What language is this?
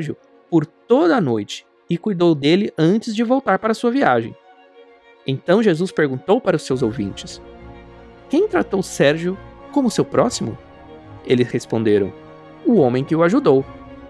Portuguese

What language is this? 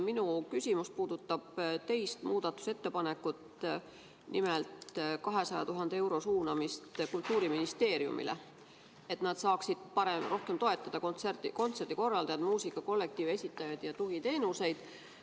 Estonian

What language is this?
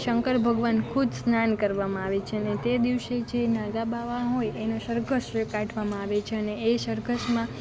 Gujarati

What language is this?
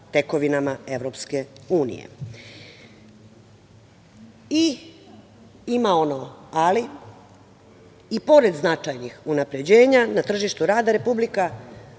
Serbian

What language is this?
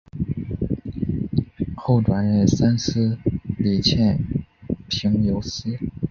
Chinese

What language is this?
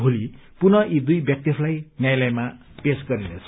Nepali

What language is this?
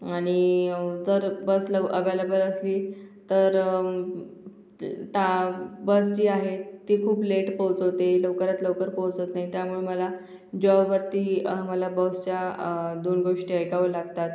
Marathi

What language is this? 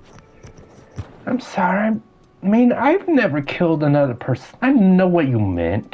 English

